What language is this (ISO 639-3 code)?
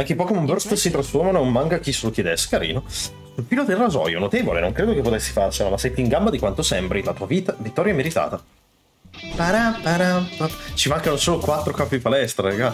ita